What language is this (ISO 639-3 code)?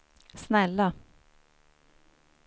swe